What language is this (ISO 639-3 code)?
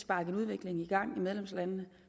dan